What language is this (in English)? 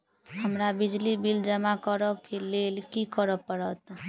Maithili